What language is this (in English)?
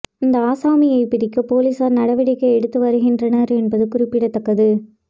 Tamil